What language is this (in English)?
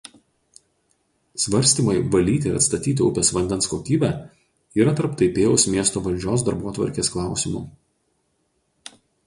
Lithuanian